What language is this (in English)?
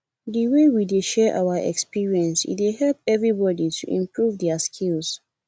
Nigerian Pidgin